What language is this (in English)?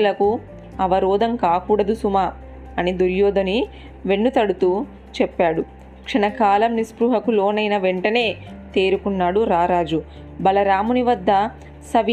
Telugu